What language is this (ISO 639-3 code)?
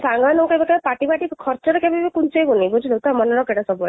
ori